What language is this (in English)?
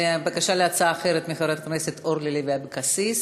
Hebrew